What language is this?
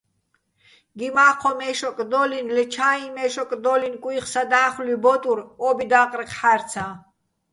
Bats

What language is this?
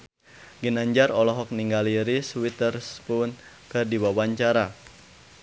Sundanese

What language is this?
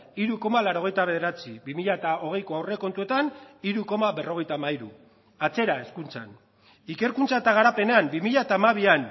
Basque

